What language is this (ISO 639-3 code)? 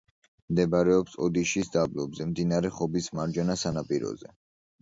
kat